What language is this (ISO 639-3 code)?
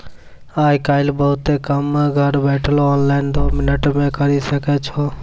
mai